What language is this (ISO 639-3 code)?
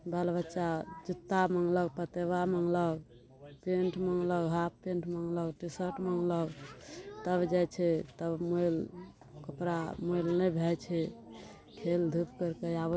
mai